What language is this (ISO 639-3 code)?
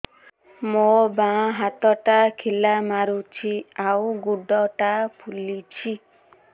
ori